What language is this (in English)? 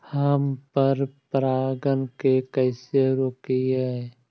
Magahi